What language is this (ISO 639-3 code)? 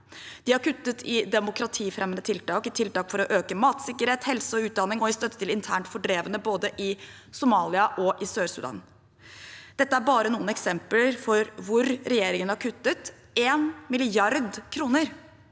nor